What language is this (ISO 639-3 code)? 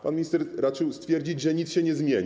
pol